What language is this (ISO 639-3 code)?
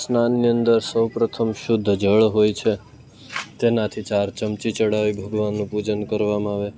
guj